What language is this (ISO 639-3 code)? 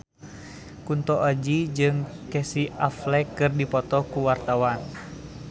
sun